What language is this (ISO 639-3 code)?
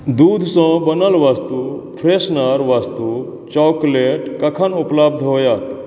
mai